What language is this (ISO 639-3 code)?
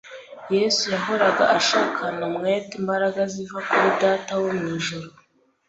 kin